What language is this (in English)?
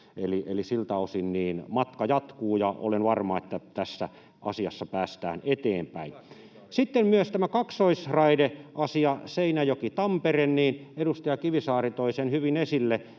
Finnish